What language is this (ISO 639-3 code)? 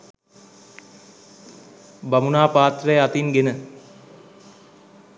sin